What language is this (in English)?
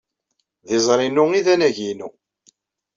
Kabyle